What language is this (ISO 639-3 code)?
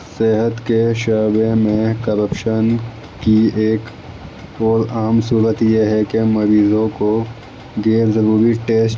urd